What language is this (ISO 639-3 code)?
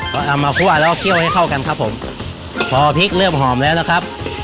tha